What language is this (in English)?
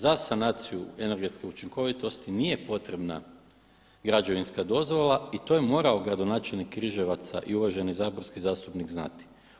Croatian